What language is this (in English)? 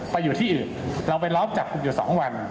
Thai